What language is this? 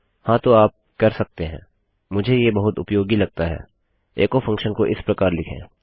Hindi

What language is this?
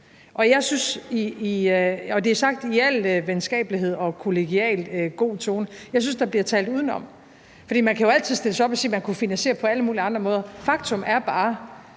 Danish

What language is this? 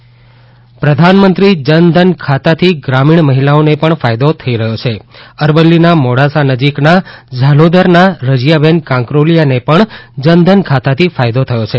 Gujarati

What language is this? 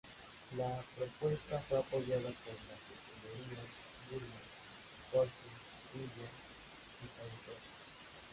Spanish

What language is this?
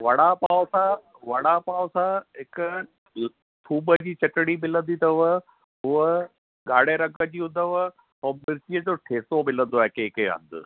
Sindhi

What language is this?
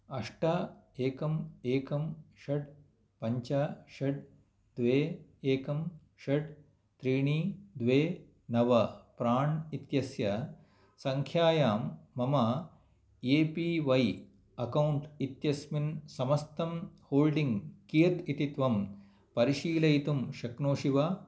Sanskrit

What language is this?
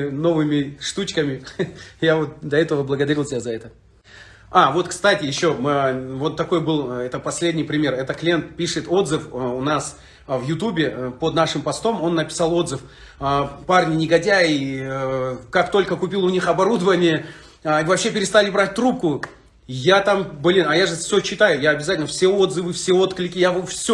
Russian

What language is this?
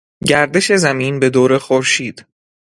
Persian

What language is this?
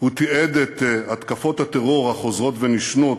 Hebrew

